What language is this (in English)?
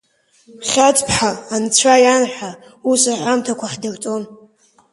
Abkhazian